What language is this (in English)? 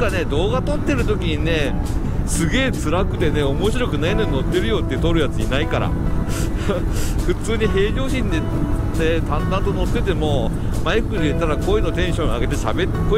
Japanese